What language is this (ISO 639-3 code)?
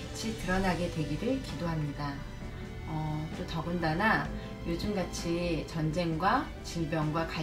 kor